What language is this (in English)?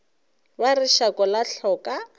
Northern Sotho